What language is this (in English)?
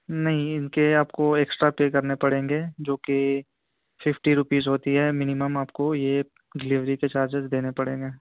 Urdu